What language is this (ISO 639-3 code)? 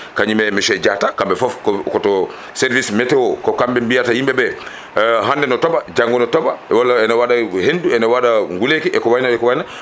ful